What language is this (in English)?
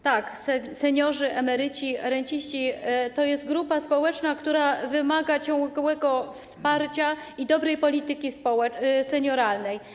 Polish